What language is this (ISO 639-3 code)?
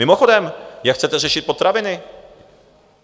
ces